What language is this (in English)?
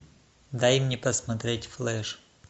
Russian